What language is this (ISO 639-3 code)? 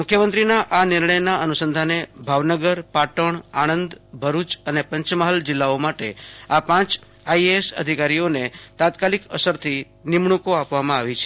guj